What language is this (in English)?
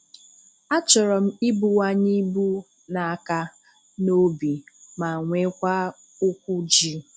Igbo